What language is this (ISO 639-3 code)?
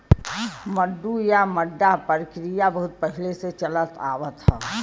bho